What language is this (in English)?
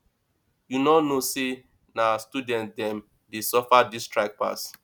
Nigerian Pidgin